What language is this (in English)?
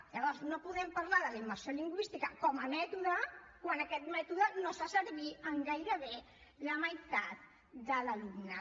Catalan